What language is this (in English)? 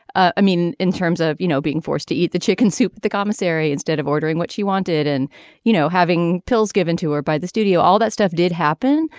English